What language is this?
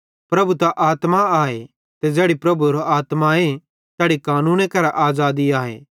Bhadrawahi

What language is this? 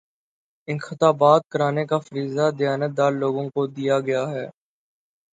Urdu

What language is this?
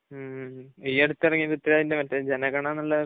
Malayalam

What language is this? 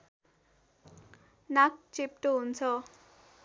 Nepali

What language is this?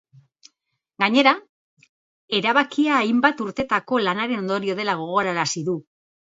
Basque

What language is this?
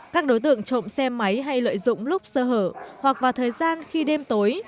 Vietnamese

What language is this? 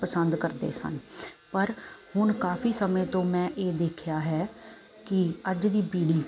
Punjabi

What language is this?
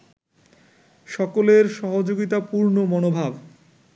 Bangla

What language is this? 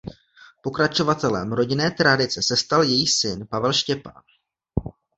Czech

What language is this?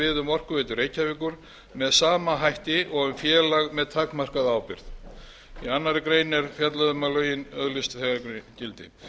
Icelandic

